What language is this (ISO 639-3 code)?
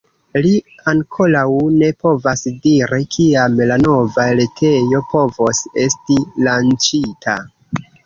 epo